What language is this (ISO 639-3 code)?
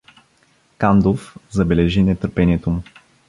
bul